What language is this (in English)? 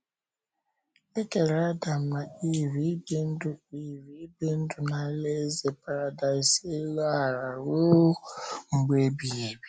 Igbo